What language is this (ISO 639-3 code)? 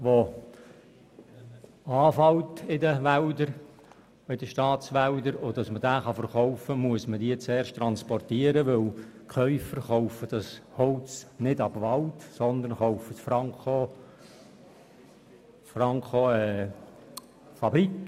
gsw